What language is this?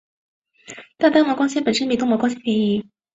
Chinese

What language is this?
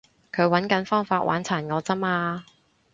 Cantonese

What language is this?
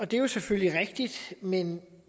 Danish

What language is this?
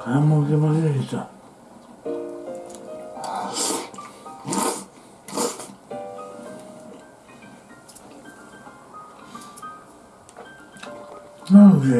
Japanese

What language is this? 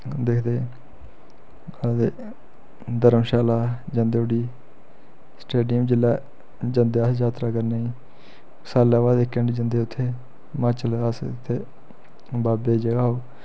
Dogri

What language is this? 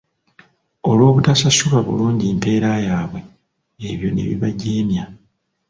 Ganda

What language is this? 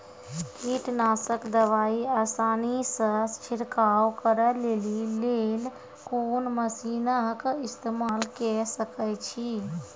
Maithili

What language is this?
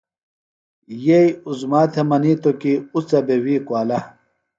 Phalura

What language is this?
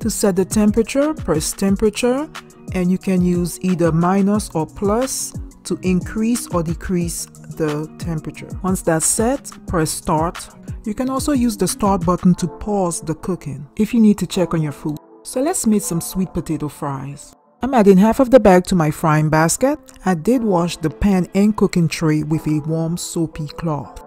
English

